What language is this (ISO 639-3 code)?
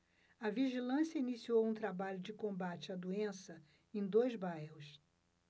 por